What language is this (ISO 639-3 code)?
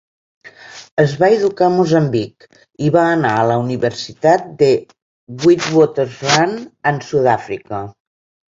cat